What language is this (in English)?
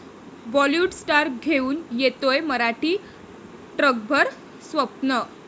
Marathi